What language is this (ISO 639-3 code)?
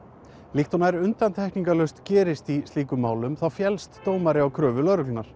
isl